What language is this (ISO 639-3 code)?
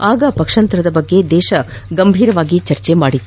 kan